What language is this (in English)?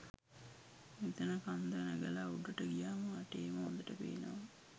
Sinhala